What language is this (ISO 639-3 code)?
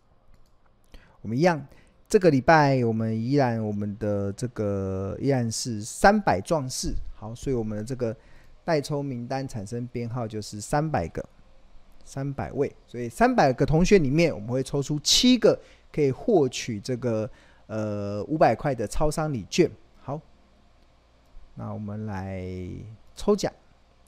zho